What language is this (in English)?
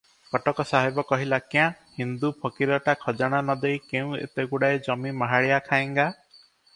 Odia